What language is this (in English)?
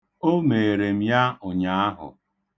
Igbo